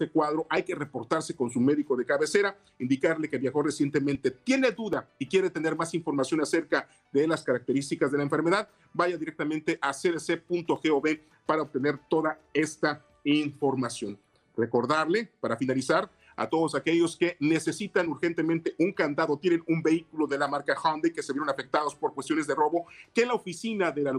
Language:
Spanish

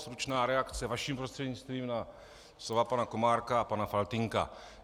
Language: Czech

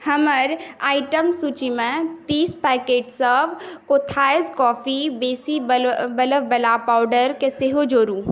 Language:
Maithili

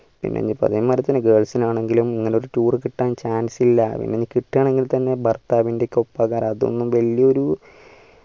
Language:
Malayalam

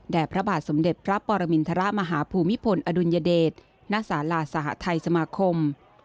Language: Thai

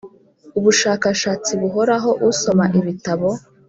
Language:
Kinyarwanda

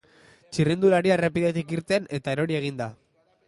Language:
Basque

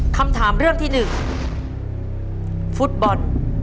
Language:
Thai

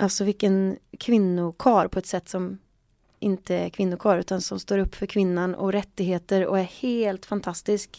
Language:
Swedish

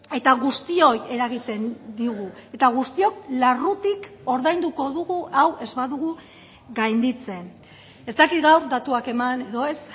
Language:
Basque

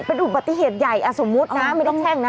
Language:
Thai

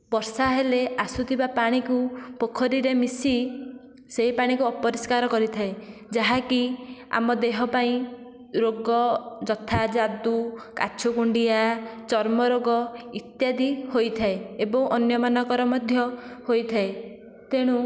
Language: Odia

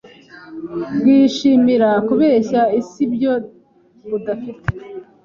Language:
Kinyarwanda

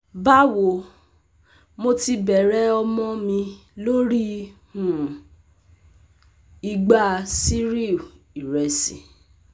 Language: Yoruba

